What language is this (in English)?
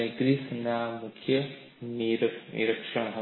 Gujarati